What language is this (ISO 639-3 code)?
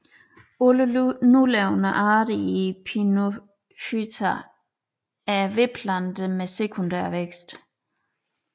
dan